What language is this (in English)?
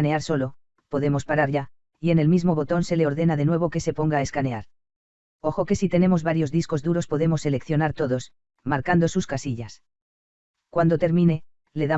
Spanish